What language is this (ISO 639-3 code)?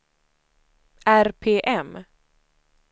swe